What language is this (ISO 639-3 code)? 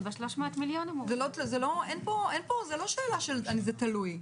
heb